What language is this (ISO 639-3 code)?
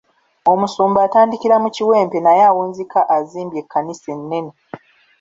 lug